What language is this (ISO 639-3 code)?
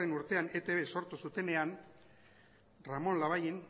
eus